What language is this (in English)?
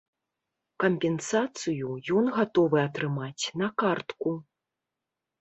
Belarusian